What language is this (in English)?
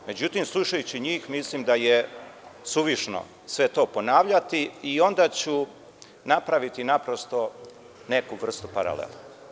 Serbian